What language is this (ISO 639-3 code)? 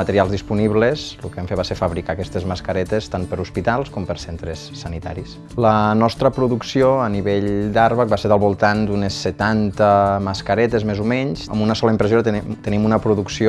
cat